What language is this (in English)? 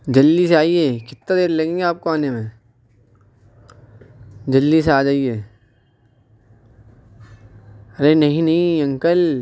Urdu